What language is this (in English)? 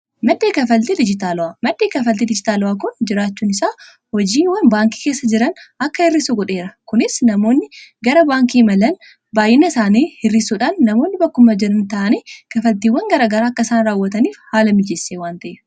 Oromo